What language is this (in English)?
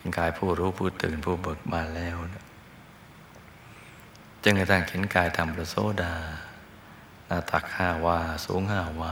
Thai